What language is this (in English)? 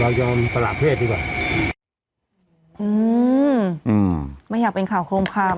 Thai